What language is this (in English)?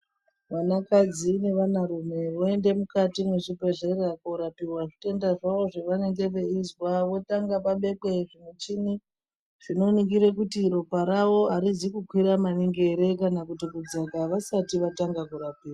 Ndau